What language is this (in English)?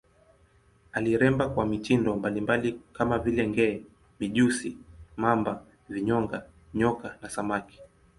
Swahili